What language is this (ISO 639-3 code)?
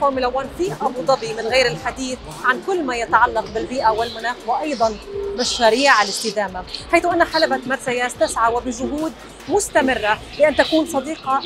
ara